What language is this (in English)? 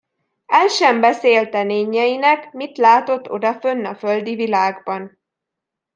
Hungarian